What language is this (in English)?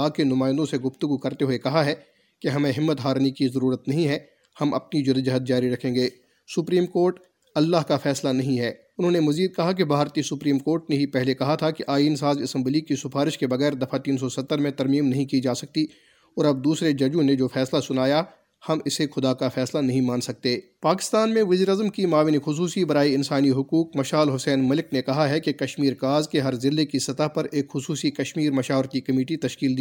Urdu